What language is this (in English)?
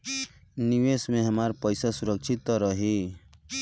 Bhojpuri